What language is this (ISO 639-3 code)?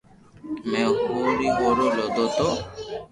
lrk